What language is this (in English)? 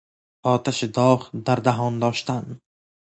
Persian